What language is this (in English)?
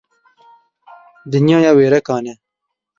Kurdish